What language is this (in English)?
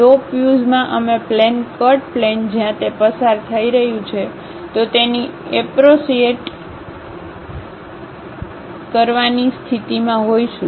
Gujarati